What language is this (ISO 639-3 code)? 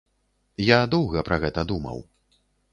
bel